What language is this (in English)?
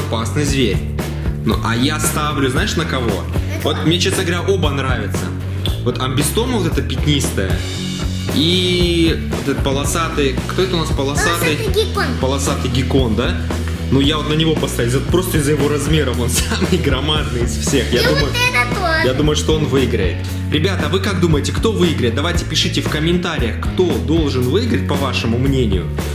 Russian